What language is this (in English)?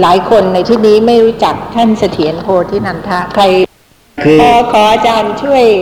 Thai